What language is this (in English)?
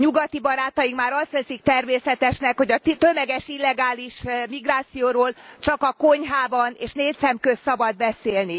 Hungarian